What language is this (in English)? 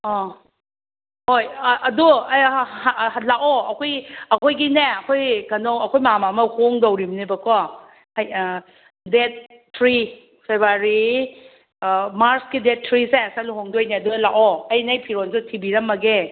Manipuri